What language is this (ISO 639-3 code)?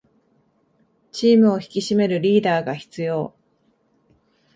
jpn